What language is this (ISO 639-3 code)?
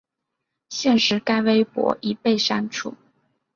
zho